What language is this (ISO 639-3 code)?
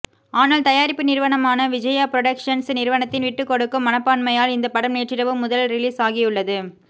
tam